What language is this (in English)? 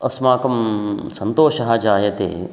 Sanskrit